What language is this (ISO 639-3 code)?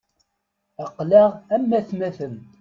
kab